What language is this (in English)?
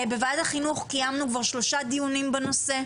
Hebrew